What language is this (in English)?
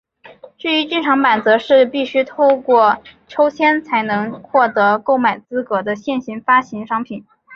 Chinese